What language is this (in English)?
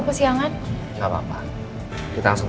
Indonesian